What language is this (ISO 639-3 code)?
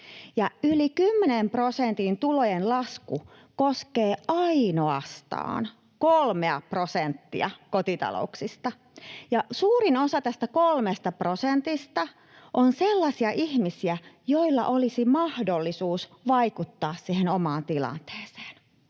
fin